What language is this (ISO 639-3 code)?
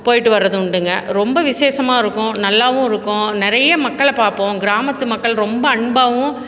tam